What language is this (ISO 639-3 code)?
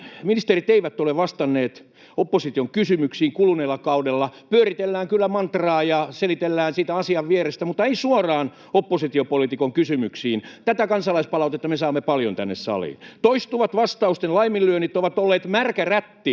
fin